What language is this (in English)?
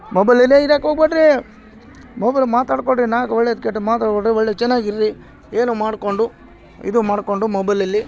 Kannada